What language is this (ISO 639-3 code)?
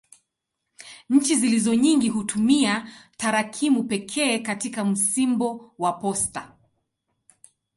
swa